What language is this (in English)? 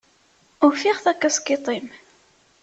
Kabyle